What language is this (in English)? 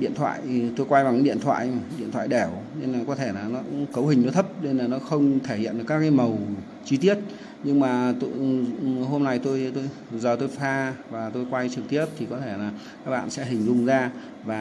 Vietnamese